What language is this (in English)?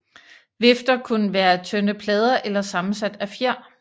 Danish